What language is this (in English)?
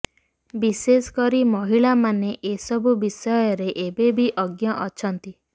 Odia